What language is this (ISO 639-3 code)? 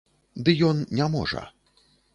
bel